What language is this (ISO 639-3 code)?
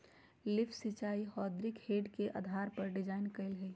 mag